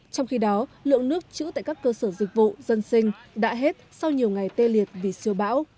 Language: Vietnamese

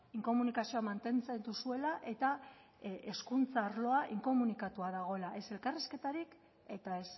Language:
Basque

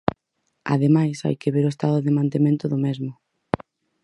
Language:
Galician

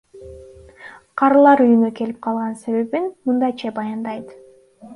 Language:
Kyrgyz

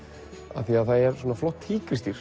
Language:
Icelandic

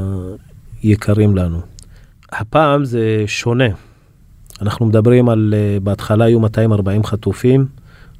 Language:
Hebrew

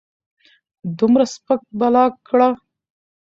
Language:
Pashto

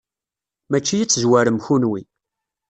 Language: Kabyle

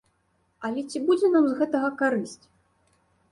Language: Belarusian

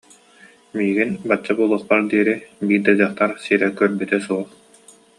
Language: Yakut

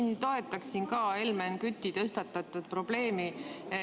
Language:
Estonian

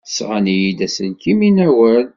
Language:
Kabyle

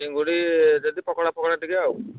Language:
Odia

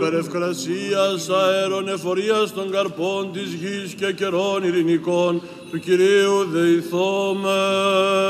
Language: Greek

